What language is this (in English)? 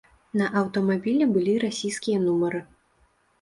Belarusian